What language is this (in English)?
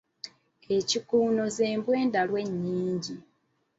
Ganda